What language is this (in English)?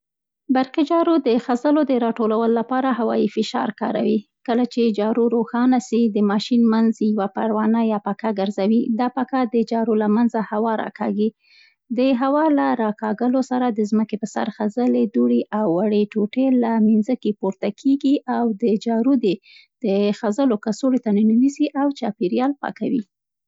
Central Pashto